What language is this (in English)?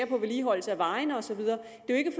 Danish